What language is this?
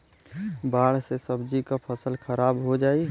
Bhojpuri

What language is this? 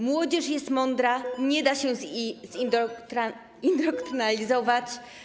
Polish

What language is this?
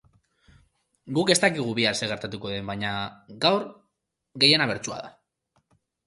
Basque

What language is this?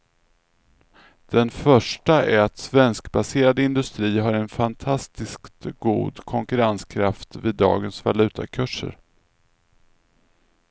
Swedish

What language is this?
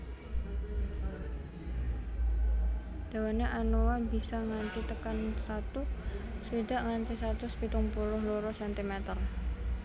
Javanese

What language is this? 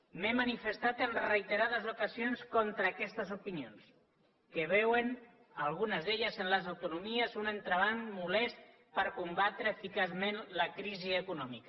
Catalan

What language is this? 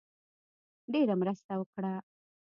Pashto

